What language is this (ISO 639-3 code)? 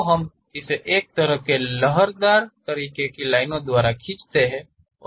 hin